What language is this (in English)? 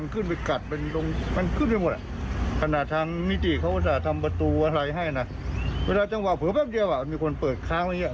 Thai